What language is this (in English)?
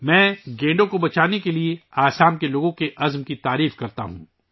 Urdu